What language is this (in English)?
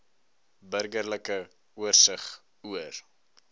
Afrikaans